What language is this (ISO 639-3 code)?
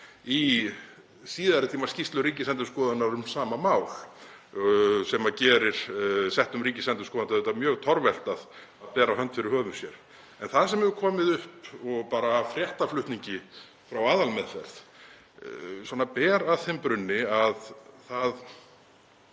isl